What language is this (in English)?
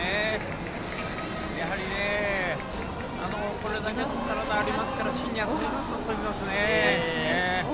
Japanese